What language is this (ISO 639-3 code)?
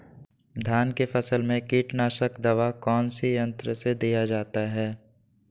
mag